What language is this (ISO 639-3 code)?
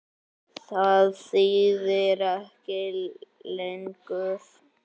isl